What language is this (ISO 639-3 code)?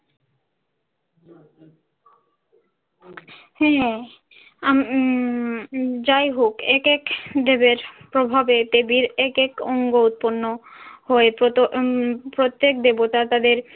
ben